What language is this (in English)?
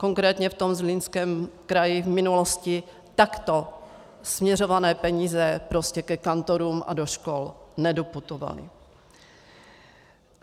Czech